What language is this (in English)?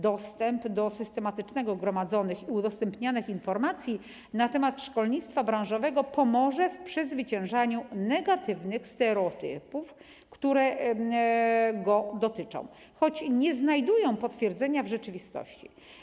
Polish